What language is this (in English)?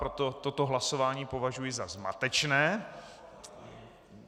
Czech